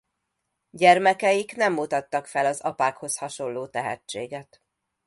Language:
Hungarian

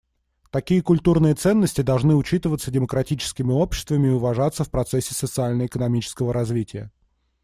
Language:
Russian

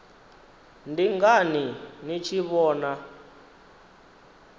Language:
Venda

